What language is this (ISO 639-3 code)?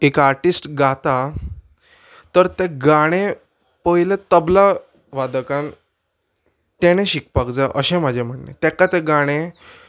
kok